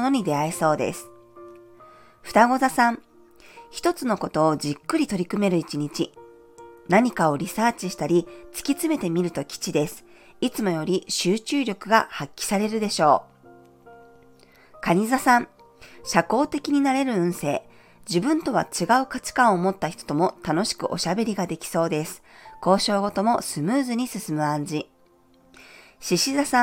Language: Japanese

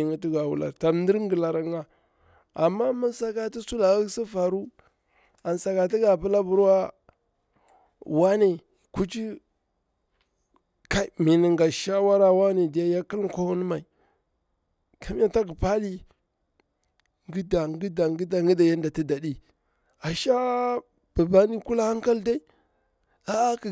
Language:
Bura-Pabir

